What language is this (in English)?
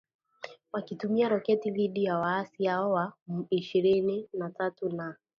Swahili